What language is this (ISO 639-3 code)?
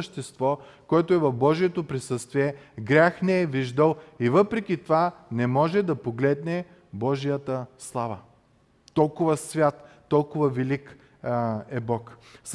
bul